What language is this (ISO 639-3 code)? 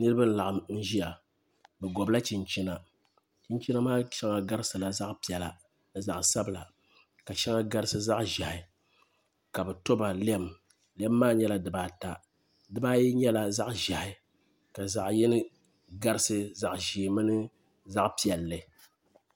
dag